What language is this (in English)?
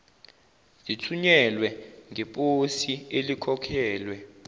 Zulu